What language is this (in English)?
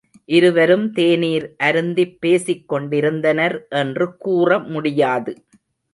Tamil